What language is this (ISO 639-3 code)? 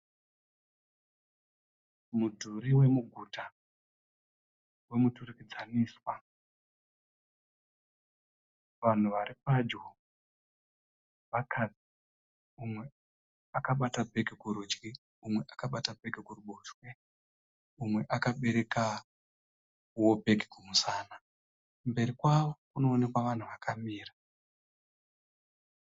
sna